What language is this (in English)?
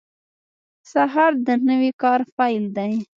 Pashto